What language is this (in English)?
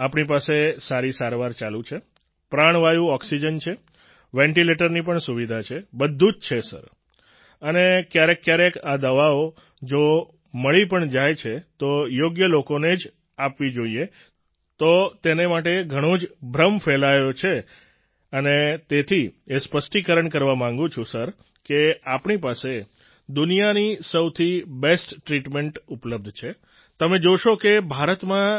Gujarati